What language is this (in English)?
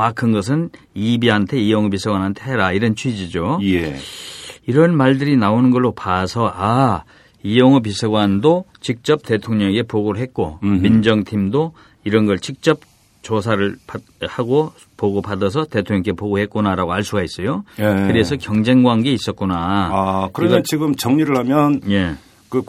Korean